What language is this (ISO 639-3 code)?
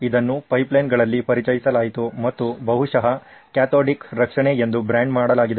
kan